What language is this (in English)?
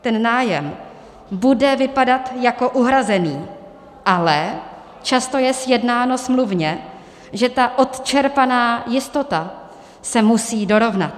Czech